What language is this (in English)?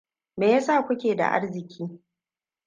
Hausa